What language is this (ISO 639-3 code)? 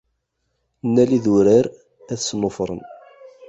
kab